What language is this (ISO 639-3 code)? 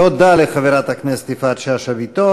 heb